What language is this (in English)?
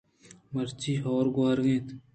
Eastern Balochi